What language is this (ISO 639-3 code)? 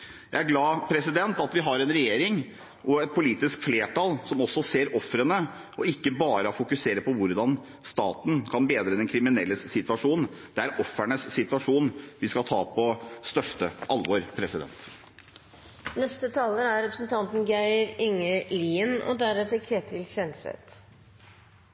nor